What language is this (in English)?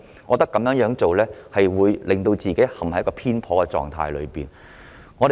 Cantonese